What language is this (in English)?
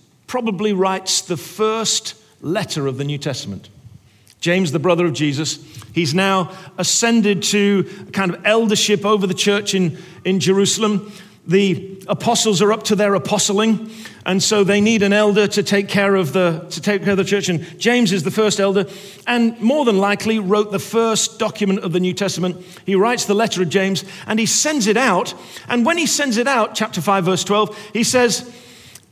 English